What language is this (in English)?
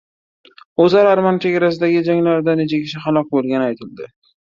Uzbek